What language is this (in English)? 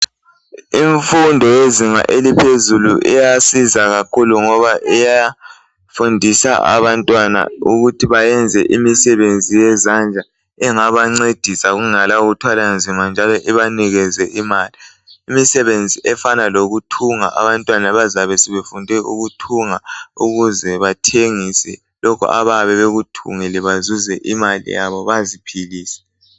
North Ndebele